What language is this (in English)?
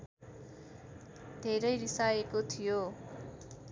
Nepali